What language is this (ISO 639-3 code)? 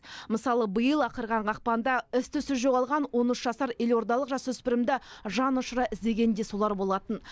kaz